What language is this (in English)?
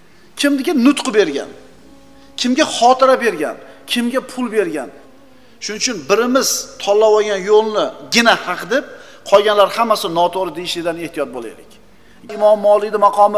Turkish